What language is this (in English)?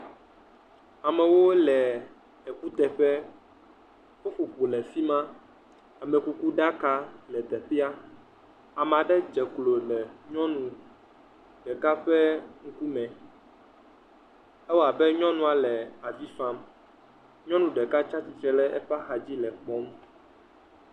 Ewe